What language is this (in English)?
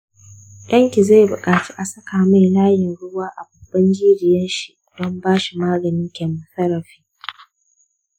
Hausa